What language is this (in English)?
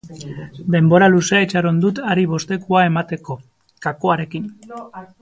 Basque